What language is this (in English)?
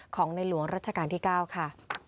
Thai